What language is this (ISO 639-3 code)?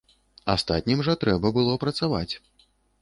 bel